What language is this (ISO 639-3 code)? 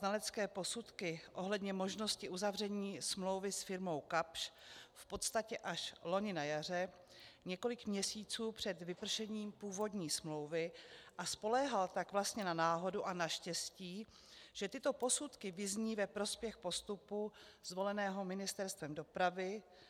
ces